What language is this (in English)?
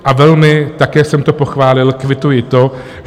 Czech